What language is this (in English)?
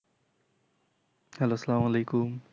Bangla